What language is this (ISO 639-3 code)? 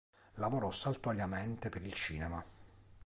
ita